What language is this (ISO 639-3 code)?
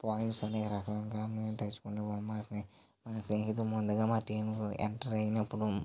tel